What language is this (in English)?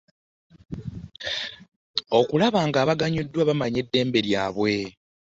Ganda